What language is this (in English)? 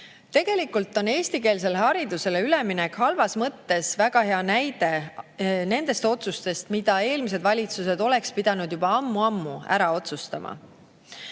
Estonian